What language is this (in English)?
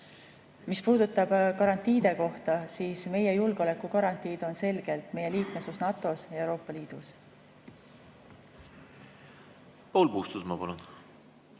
Estonian